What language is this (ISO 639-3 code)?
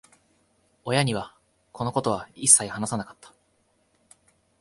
jpn